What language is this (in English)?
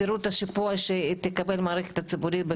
Hebrew